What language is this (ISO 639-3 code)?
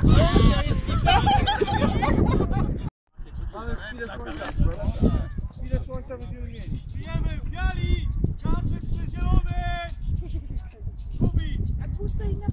pol